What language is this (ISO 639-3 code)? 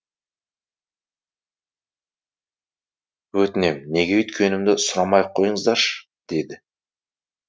kaz